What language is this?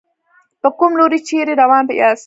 Pashto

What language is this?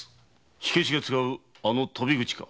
Japanese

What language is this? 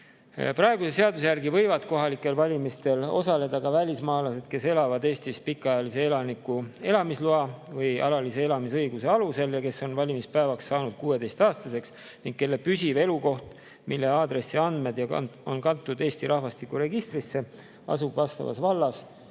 Estonian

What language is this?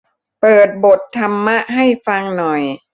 Thai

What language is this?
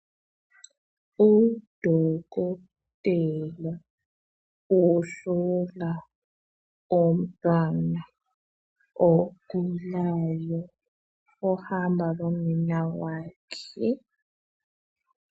North Ndebele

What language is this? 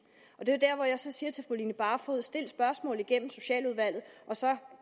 Danish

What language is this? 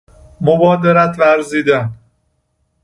Persian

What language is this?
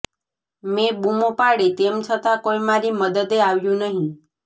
Gujarati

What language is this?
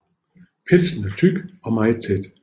Danish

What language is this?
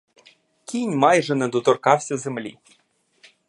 Ukrainian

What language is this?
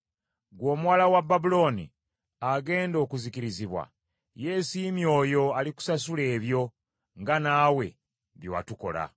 Ganda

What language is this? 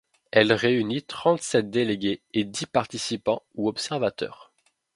French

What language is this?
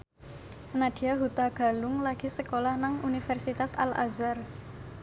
Javanese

